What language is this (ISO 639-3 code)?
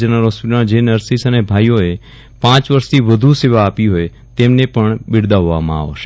guj